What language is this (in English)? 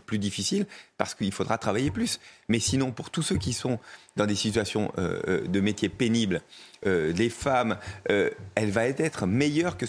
French